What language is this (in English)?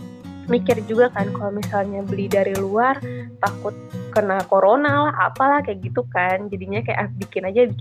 Indonesian